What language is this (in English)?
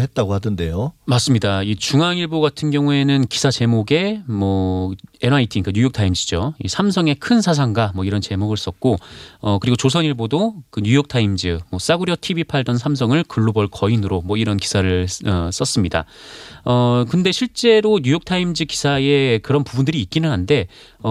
Korean